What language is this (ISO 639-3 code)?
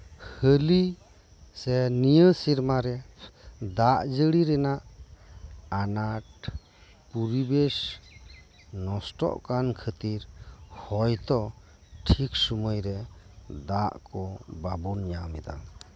sat